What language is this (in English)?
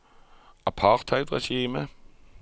Norwegian